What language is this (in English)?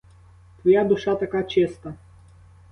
Ukrainian